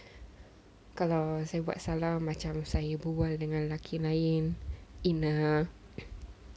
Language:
English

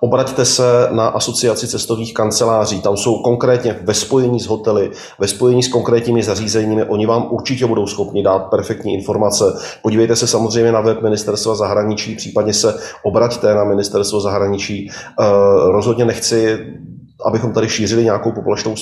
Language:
Czech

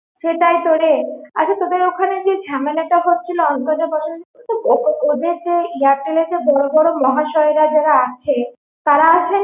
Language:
Bangla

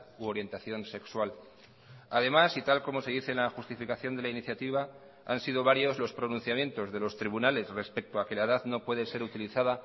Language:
Spanish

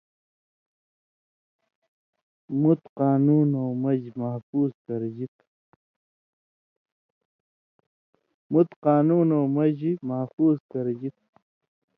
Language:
Indus Kohistani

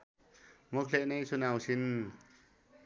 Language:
Nepali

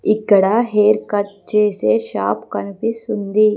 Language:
Telugu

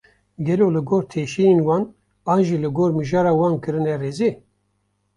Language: Kurdish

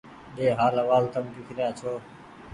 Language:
Goaria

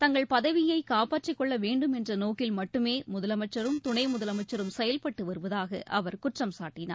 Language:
Tamil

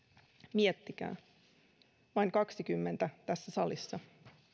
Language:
Finnish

